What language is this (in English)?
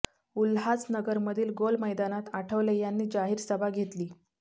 Marathi